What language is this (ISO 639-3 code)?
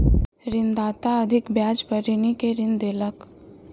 mai